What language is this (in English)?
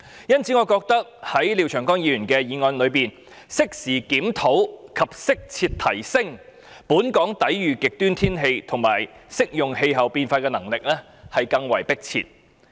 Cantonese